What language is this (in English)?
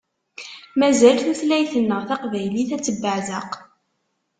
Kabyle